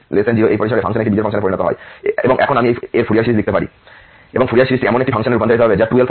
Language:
Bangla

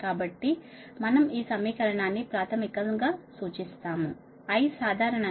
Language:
Telugu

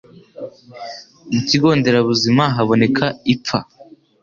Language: Kinyarwanda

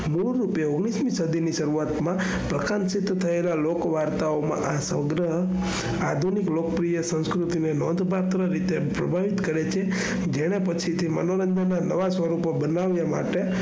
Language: Gujarati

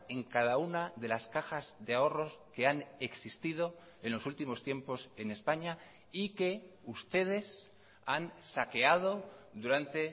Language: Spanish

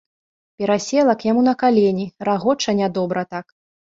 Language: Belarusian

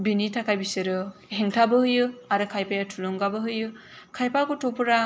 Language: Bodo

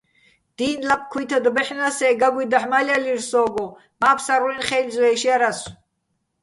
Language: Bats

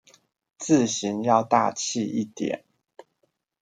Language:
Chinese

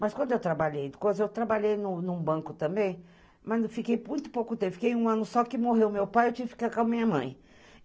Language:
Portuguese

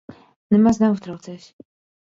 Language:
Latvian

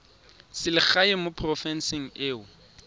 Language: Tswana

